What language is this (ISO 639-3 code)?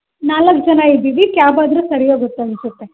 kan